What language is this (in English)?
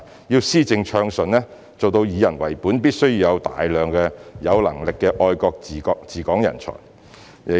Cantonese